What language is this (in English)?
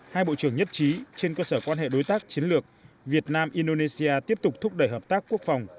Vietnamese